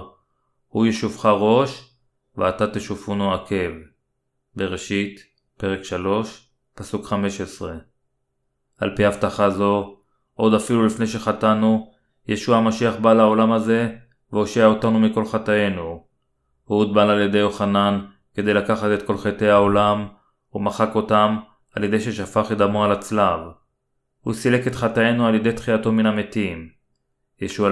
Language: Hebrew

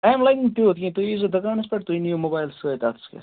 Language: Kashmiri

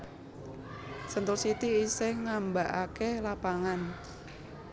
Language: Javanese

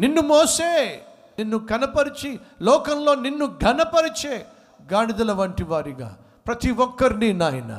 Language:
Telugu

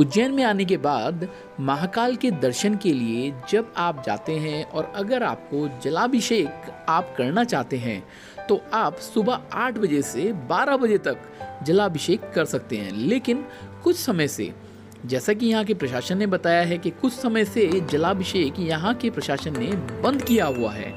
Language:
Hindi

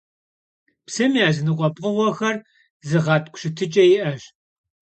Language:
Kabardian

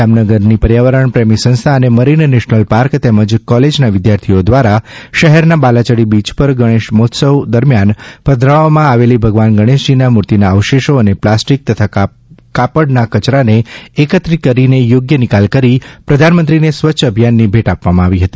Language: Gujarati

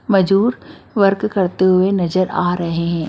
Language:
Hindi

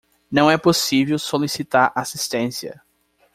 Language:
Portuguese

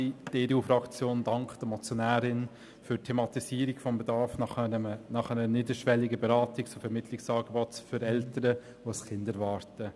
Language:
Swiss German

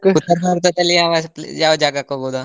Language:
Kannada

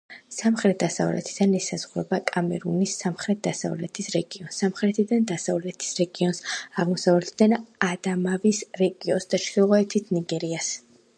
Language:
Georgian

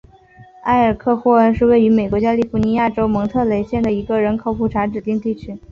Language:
Chinese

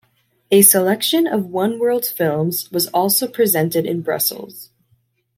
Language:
English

